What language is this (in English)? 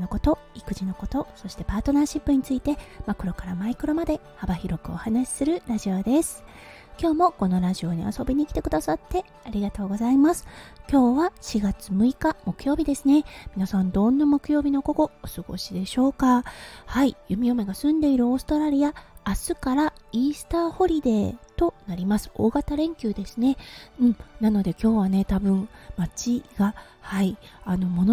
Japanese